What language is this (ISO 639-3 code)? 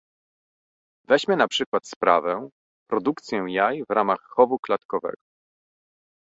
pol